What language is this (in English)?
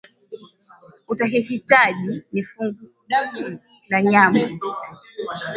Swahili